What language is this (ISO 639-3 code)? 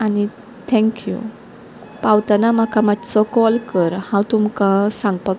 kok